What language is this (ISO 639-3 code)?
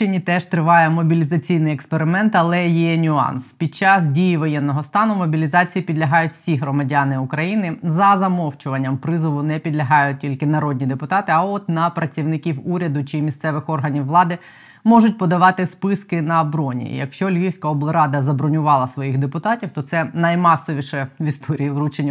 ukr